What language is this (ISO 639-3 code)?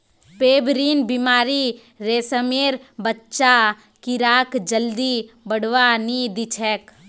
mag